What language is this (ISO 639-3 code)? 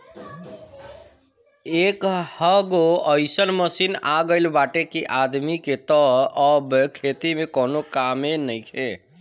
bho